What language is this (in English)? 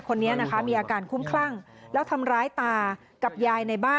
Thai